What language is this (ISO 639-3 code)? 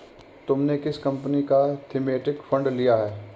hin